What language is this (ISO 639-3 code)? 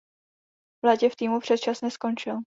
ces